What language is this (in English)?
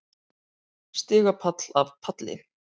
Icelandic